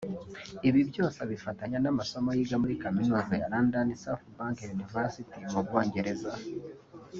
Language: Kinyarwanda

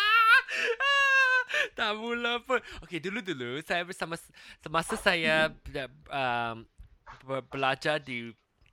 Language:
Malay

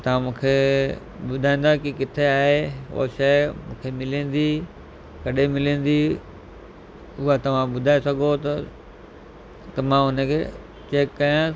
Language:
Sindhi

